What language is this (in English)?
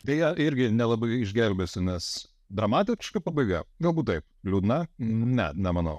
Lithuanian